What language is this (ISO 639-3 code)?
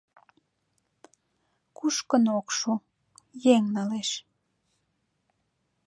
chm